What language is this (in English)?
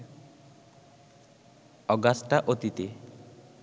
Bangla